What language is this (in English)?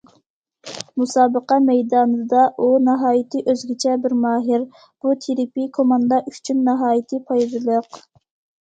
Uyghur